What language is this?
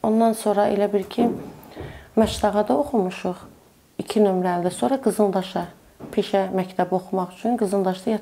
Turkish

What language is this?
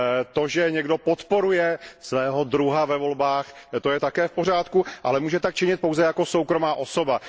Czech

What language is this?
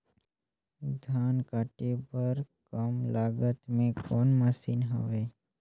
Chhattisgarhi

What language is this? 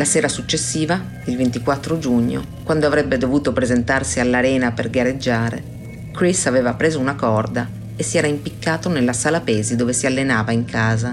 Italian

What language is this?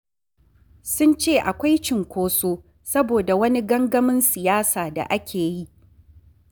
Hausa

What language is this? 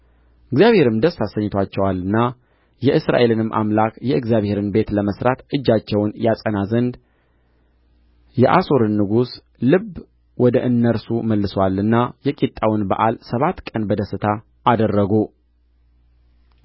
Amharic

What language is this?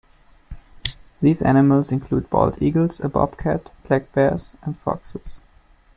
English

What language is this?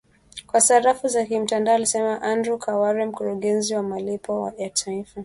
Swahili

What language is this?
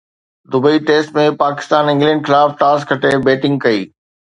Sindhi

